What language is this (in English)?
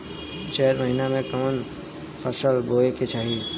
Bhojpuri